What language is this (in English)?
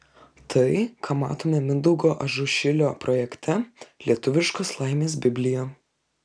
Lithuanian